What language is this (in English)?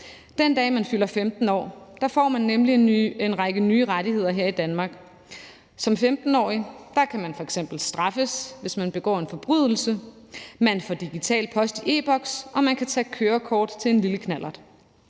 Danish